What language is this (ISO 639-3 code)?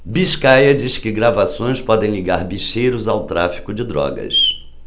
por